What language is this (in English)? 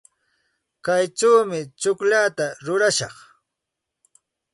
Santa Ana de Tusi Pasco Quechua